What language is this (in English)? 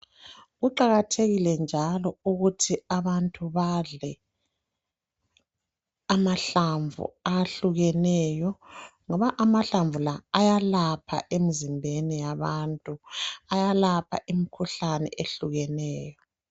North Ndebele